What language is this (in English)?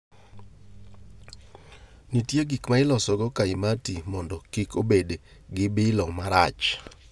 Luo (Kenya and Tanzania)